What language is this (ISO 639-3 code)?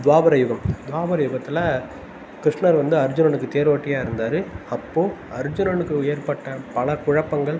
tam